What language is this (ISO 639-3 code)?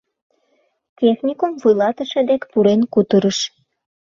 chm